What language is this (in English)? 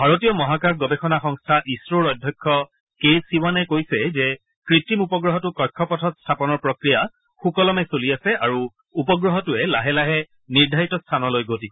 Assamese